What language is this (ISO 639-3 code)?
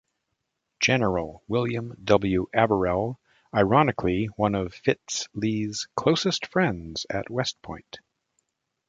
eng